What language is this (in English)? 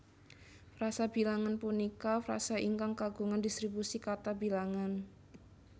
Javanese